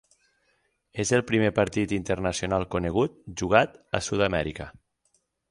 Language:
Catalan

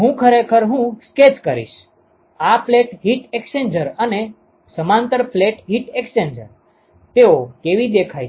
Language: Gujarati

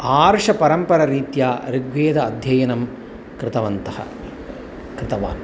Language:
Sanskrit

